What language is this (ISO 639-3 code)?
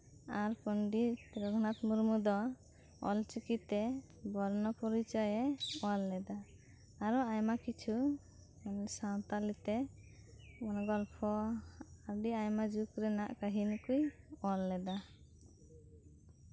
sat